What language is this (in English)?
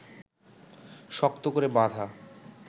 Bangla